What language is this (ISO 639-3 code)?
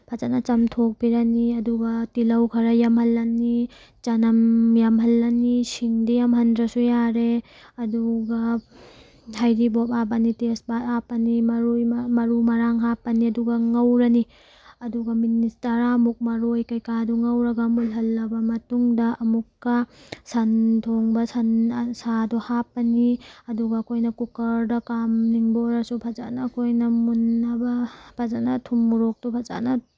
mni